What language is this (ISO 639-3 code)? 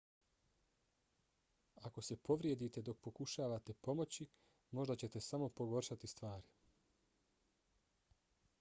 bos